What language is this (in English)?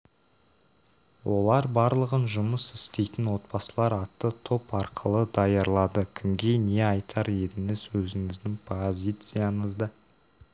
Kazakh